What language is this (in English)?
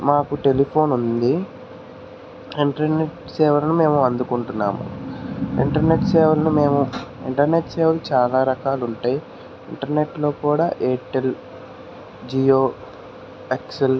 Telugu